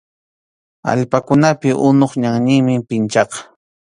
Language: Arequipa-La Unión Quechua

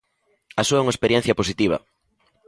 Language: Galician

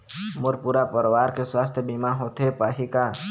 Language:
Chhattisgarhi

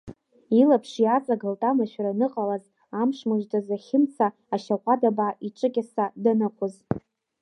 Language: Abkhazian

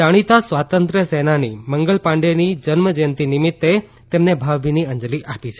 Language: Gujarati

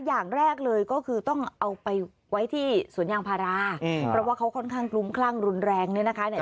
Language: Thai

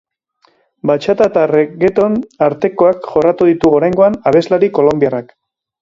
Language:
Basque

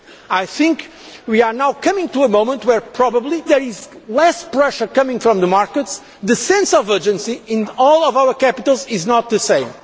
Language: English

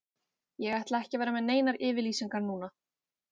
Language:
Icelandic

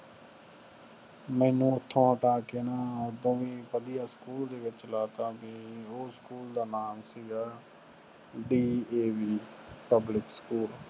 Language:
Punjabi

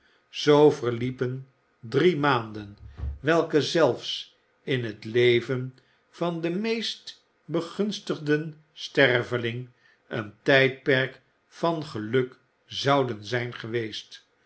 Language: Dutch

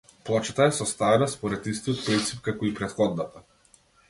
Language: Macedonian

